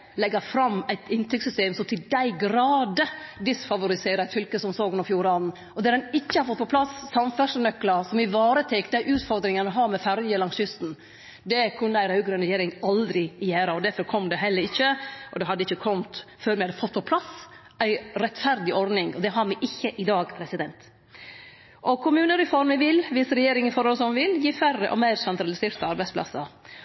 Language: Norwegian Nynorsk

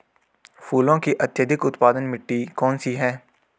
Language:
Hindi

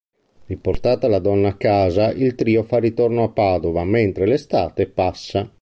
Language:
Italian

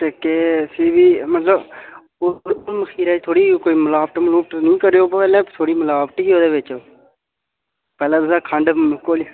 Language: Dogri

